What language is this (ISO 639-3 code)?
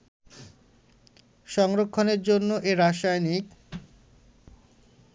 ben